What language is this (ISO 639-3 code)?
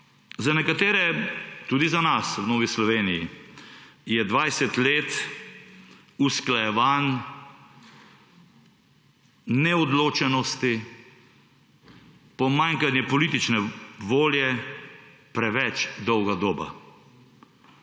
slv